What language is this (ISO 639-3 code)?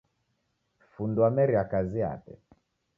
dav